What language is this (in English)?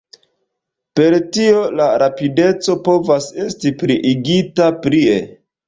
Esperanto